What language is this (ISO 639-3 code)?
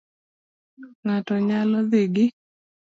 luo